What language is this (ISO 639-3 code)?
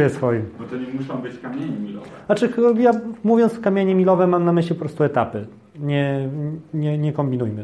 pol